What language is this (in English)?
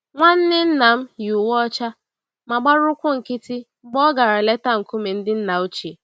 Igbo